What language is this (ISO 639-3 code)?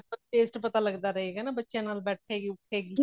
pan